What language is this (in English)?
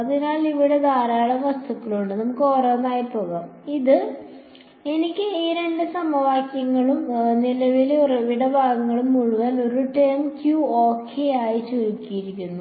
Malayalam